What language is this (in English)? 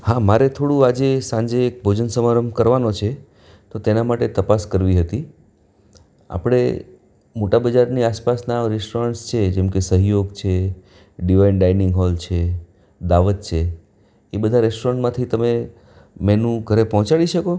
Gujarati